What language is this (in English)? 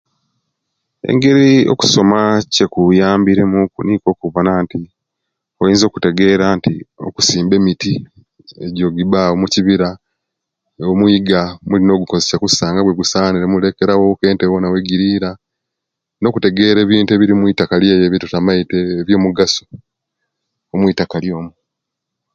Kenyi